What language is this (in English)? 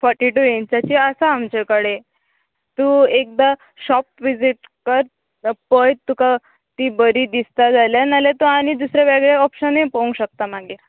Konkani